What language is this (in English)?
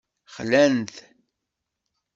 Kabyle